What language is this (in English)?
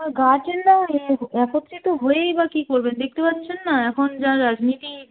Bangla